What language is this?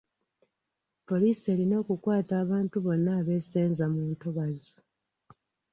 Ganda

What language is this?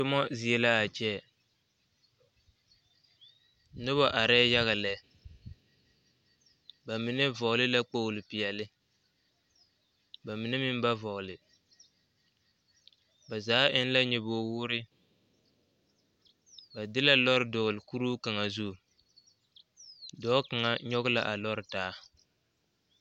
Southern Dagaare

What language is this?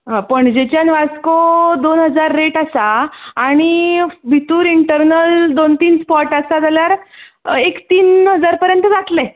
Konkani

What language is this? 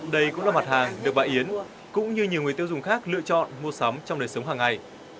Vietnamese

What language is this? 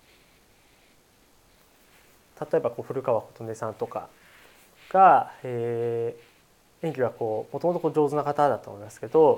Japanese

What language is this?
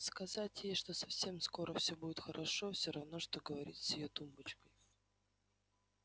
Russian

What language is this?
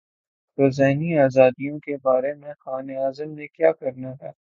Urdu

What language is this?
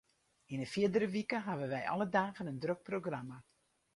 Western Frisian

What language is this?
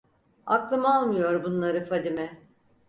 Turkish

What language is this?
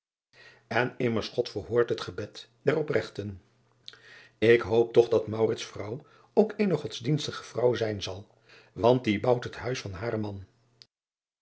Dutch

